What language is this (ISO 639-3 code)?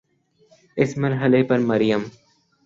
urd